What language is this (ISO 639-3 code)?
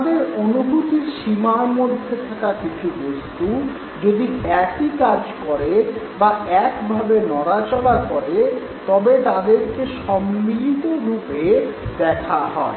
ben